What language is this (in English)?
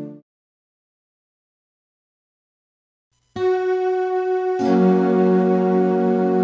Portuguese